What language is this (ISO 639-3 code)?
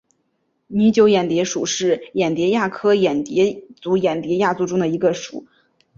zho